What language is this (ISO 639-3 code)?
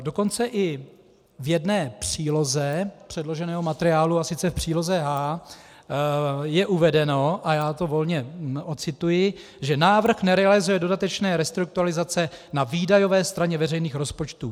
ces